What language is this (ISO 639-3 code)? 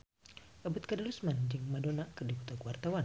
sun